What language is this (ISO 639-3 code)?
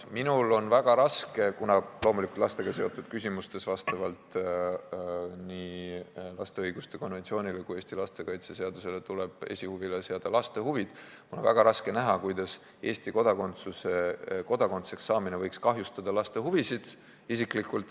est